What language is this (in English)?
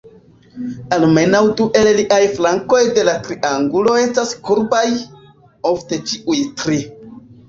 Esperanto